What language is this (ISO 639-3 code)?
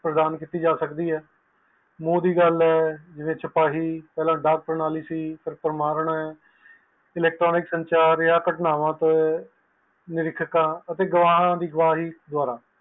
pan